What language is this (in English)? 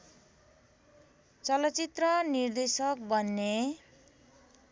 Nepali